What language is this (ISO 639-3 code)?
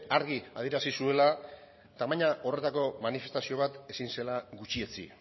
eus